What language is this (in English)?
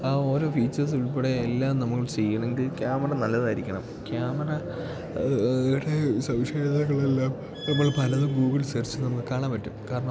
Malayalam